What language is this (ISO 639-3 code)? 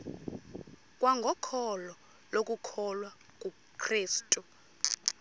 xho